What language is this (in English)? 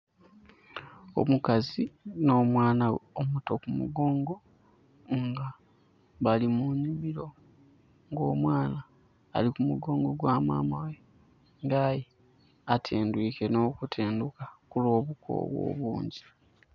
Soga